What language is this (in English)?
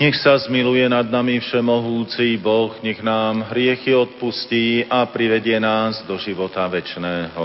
Slovak